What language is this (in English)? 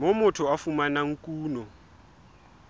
Southern Sotho